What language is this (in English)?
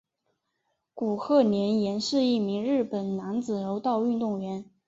Chinese